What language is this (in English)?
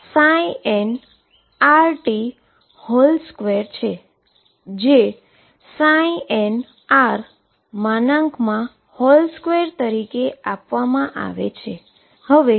Gujarati